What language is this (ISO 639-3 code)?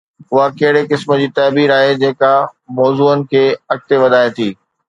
snd